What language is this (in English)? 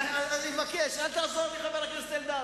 Hebrew